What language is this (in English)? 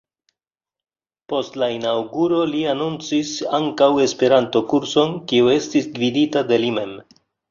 Esperanto